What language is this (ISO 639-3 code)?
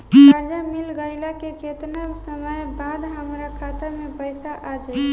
bho